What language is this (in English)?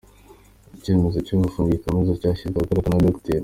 Kinyarwanda